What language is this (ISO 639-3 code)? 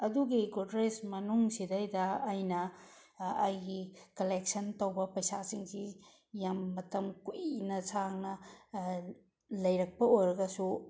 mni